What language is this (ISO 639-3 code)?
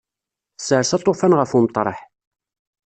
kab